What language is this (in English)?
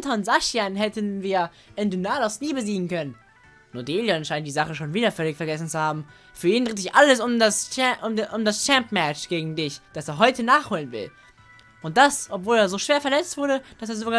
German